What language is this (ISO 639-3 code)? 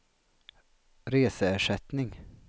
swe